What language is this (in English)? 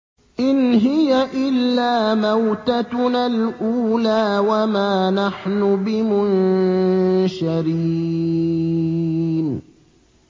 Arabic